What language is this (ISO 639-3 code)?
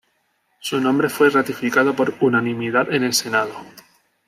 spa